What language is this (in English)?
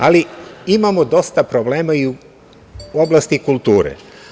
Serbian